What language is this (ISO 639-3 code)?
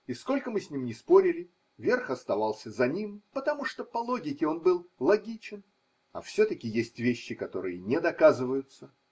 rus